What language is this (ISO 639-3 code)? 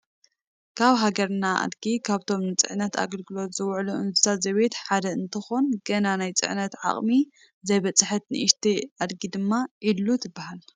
tir